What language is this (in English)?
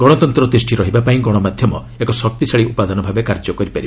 Odia